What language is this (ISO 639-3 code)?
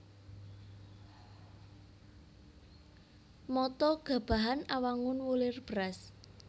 jav